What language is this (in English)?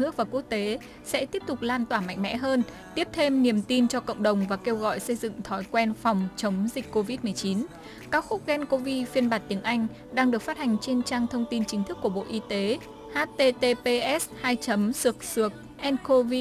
Vietnamese